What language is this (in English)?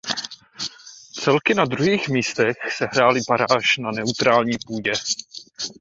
Czech